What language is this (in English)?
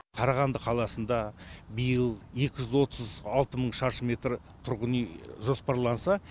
Kazakh